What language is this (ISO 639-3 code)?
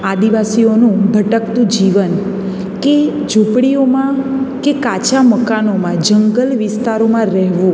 guj